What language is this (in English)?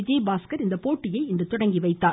Tamil